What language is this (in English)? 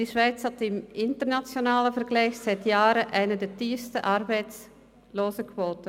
Swiss German